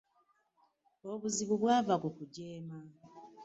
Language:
Ganda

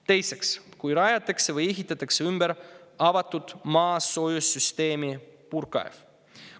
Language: Estonian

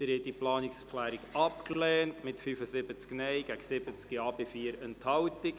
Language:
Swiss German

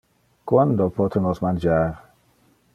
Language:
Interlingua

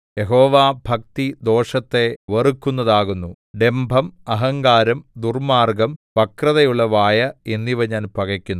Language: Malayalam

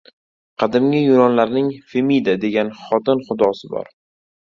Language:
Uzbek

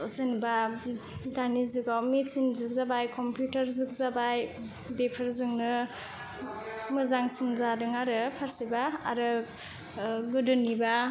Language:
Bodo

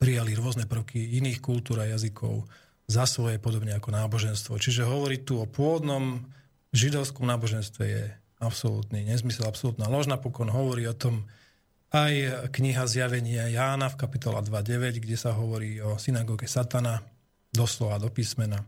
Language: Slovak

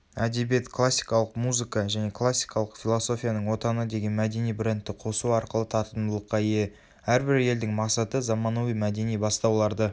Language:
Kazakh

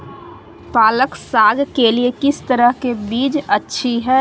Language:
Magahi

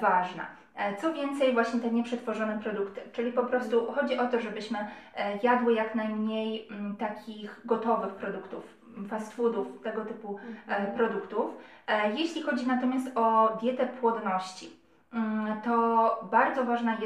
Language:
Polish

